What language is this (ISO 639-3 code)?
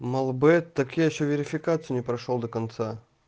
rus